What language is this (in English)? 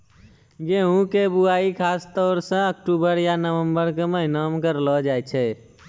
Maithili